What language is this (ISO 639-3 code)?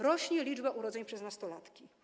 pol